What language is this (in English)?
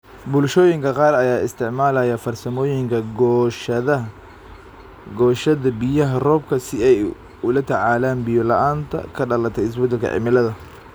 Somali